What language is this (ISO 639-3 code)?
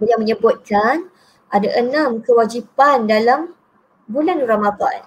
msa